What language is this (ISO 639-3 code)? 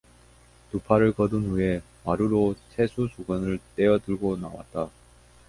kor